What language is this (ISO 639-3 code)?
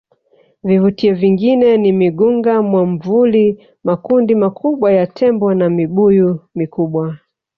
swa